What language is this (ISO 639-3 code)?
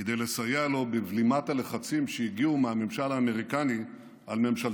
heb